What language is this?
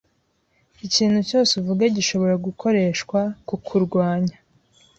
Kinyarwanda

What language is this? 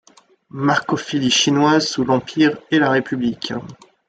French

